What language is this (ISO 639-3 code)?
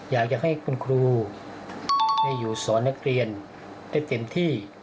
tha